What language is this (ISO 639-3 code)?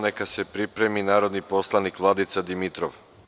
srp